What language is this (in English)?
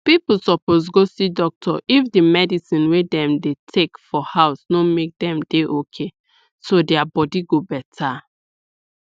Nigerian Pidgin